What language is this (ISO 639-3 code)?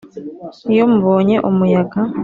kin